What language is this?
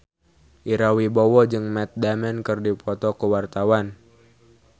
Sundanese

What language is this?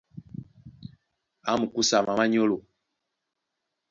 Duala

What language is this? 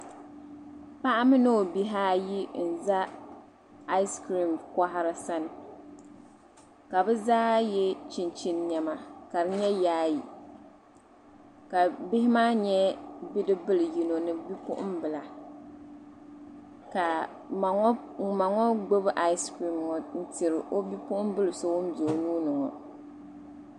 Dagbani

